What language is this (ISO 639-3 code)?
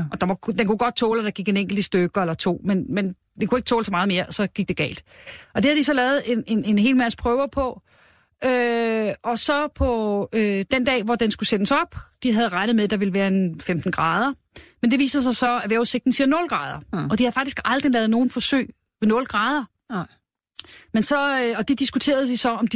dan